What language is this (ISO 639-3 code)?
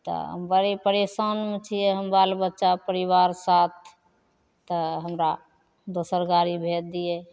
mai